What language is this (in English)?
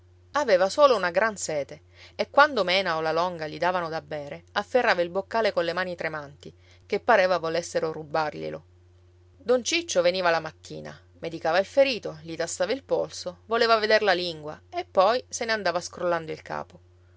Italian